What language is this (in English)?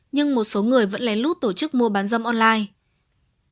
Vietnamese